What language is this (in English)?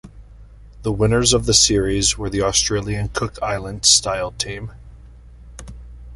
English